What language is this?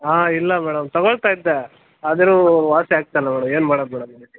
Kannada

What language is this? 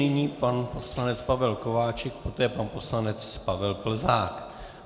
Czech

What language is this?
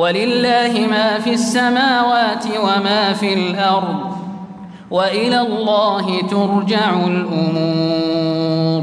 Arabic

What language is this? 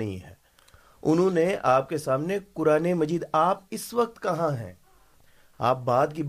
Urdu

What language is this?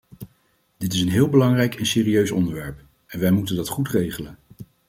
Dutch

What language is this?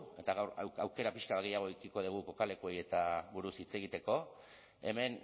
Basque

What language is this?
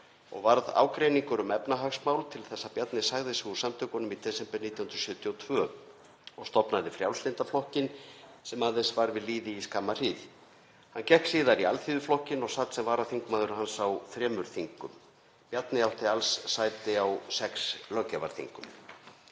Icelandic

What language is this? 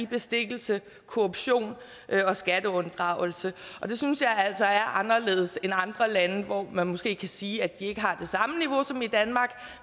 Danish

